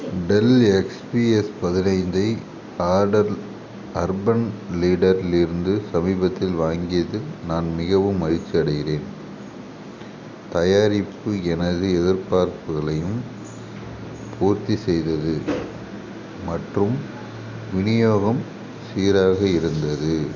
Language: Tamil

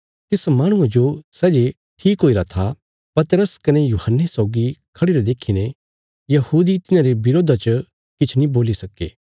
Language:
Bilaspuri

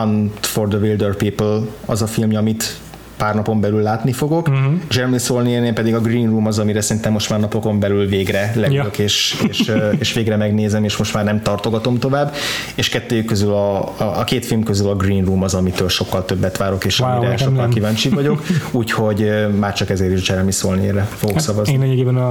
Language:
Hungarian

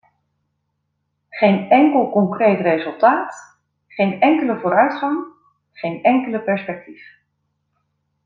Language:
Dutch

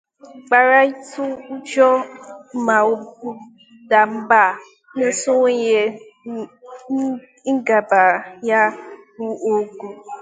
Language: Igbo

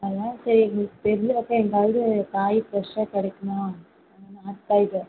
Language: Tamil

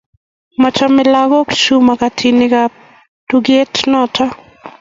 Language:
Kalenjin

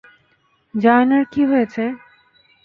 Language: Bangla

